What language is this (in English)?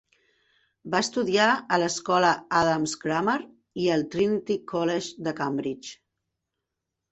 Catalan